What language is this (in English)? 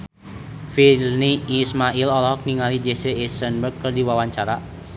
Sundanese